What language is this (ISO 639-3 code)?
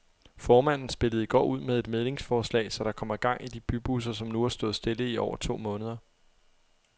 dan